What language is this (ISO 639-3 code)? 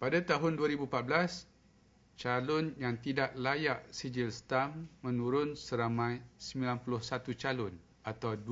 msa